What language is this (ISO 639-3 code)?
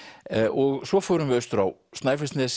isl